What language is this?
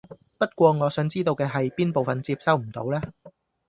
Cantonese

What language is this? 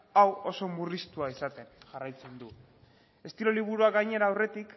Basque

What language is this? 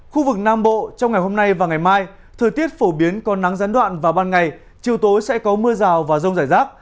Vietnamese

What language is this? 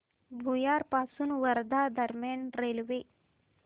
Marathi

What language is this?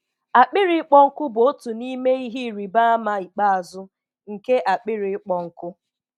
Igbo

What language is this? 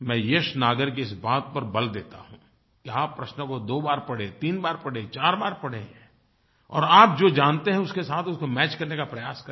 Hindi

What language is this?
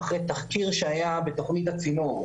Hebrew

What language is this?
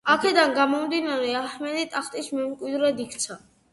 Georgian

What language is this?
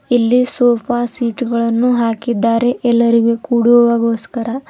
Kannada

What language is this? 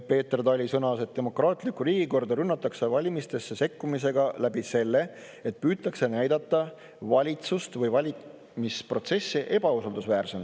Estonian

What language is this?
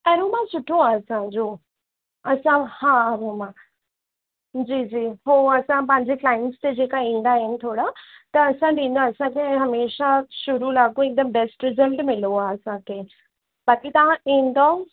Sindhi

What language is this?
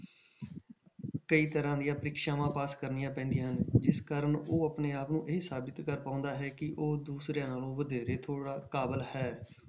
Punjabi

